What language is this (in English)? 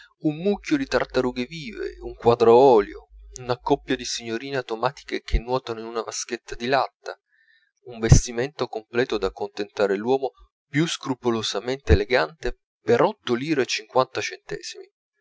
Italian